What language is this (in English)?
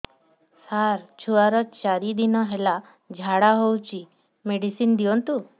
Odia